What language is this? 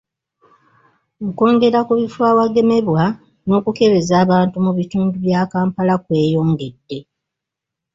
Ganda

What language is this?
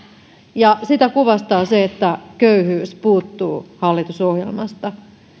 Finnish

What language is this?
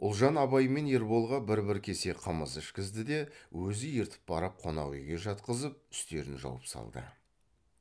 Kazakh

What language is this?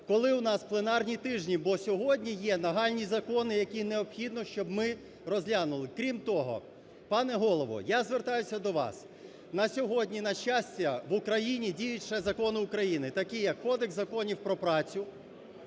Ukrainian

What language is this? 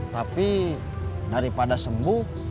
Indonesian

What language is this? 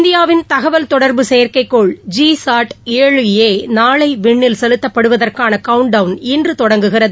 Tamil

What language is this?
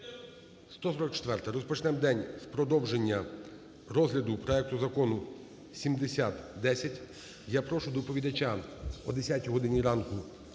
Ukrainian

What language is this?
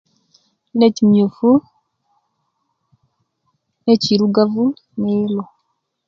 Kenyi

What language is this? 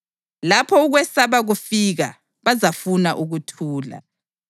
North Ndebele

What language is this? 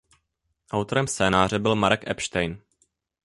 Czech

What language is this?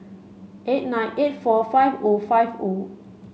English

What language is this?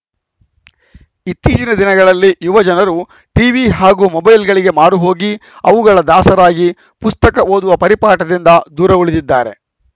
Kannada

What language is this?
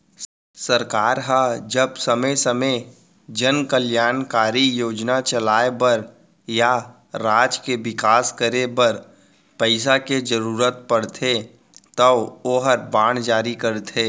Chhattisgarhi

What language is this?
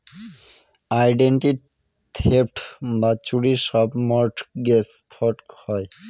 Bangla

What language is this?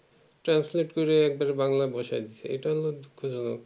Bangla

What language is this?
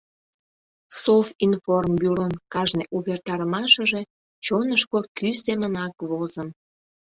Mari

